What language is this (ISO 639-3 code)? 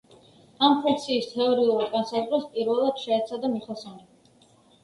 kat